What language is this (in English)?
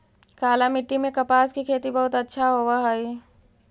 Magahi